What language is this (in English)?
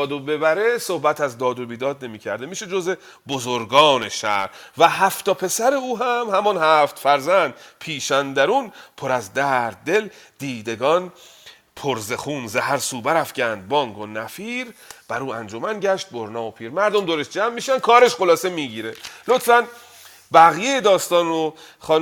Persian